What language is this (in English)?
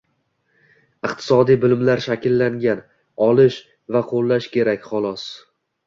Uzbek